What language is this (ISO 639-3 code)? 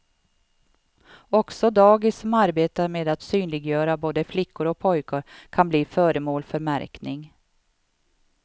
swe